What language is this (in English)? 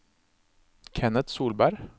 Norwegian